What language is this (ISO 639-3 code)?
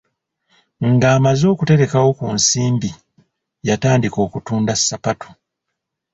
lug